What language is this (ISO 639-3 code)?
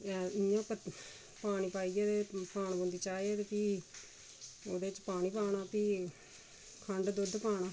doi